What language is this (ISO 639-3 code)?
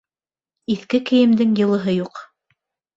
bak